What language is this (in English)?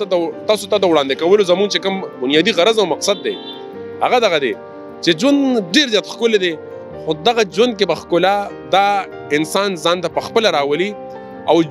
Arabic